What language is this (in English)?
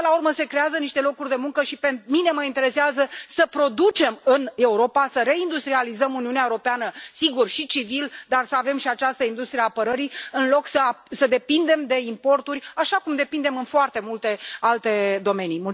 Romanian